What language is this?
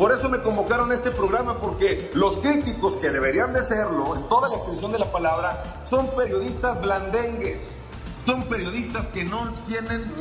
Spanish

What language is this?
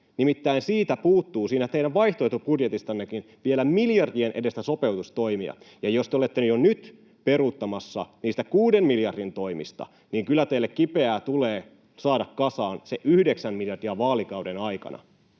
Finnish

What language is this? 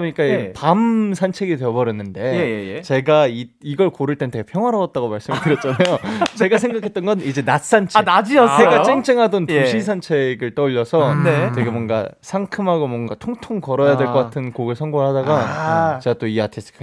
Korean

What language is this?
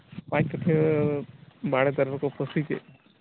Santali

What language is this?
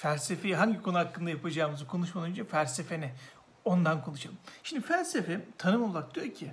Turkish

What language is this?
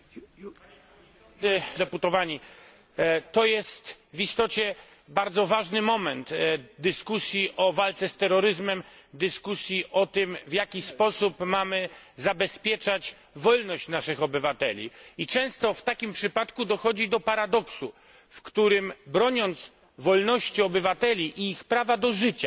Polish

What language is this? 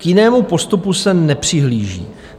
Czech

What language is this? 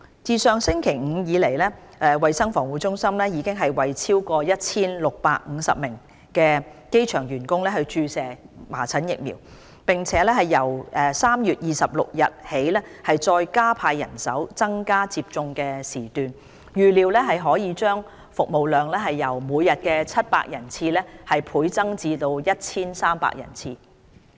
Cantonese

